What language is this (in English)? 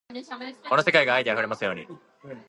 Japanese